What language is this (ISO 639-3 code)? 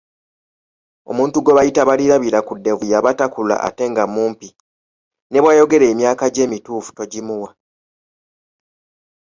lug